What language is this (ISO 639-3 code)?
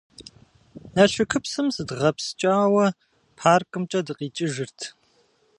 kbd